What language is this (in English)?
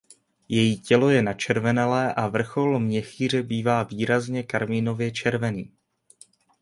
Czech